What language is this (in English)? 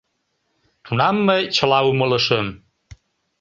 Mari